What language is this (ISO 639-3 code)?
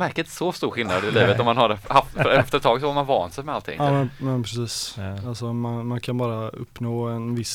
swe